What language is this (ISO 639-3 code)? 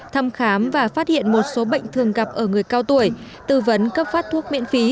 vie